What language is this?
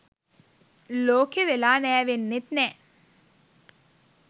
Sinhala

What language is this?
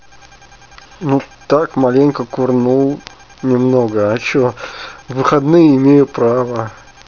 Russian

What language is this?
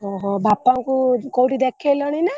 Odia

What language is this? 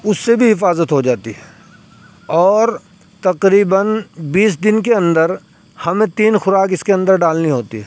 Urdu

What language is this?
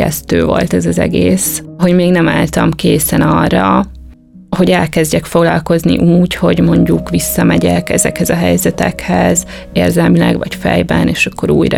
Hungarian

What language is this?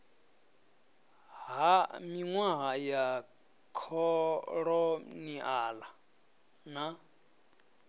Venda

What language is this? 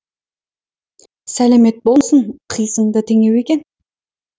Kazakh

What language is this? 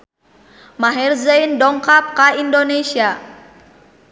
Sundanese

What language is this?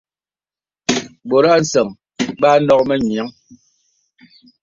Bebele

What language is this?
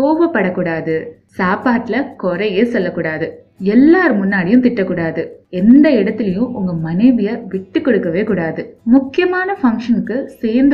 Tamil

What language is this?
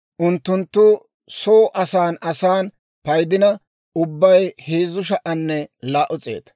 Dawro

